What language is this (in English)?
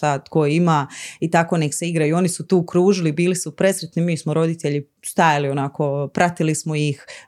Croatian